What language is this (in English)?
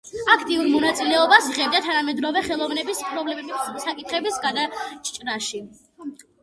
Georgian